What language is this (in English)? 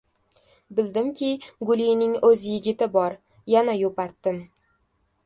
Uzbek